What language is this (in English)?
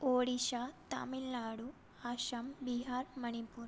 Sanskrit